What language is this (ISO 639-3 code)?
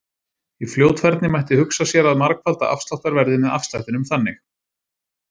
isl